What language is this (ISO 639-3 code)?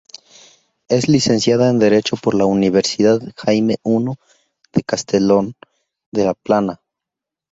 spa